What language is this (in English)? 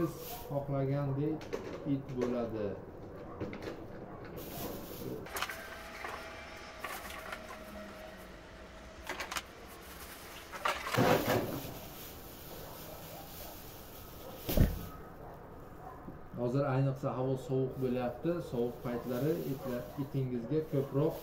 Turkish